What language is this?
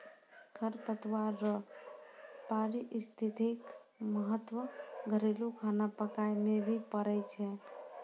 Maithili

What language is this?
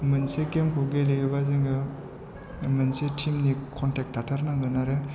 Bodo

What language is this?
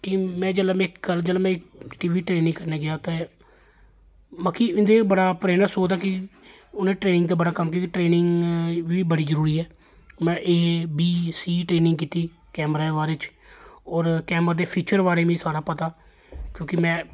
Dogri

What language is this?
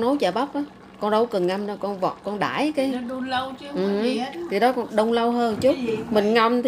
Vietnamese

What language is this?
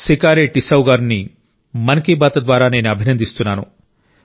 Telugu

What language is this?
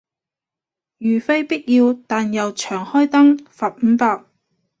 Cantonese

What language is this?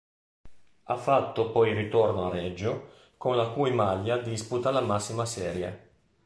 Italian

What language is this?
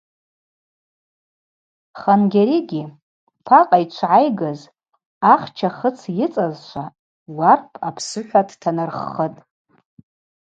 Abaza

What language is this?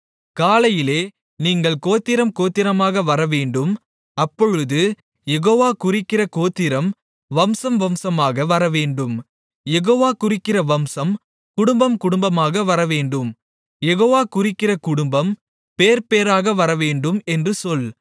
Tamil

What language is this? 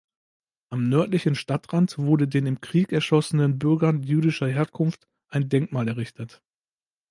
German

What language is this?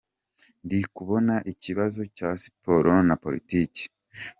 Kinyarwanda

